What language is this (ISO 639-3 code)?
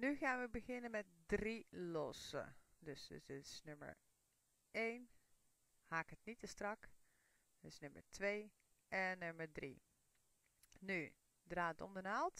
nld